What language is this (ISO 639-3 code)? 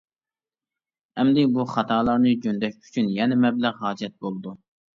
uig